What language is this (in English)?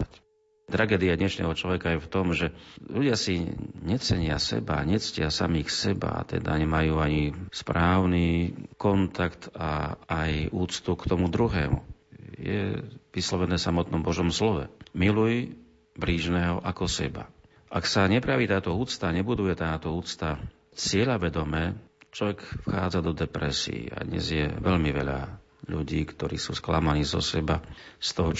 Slovak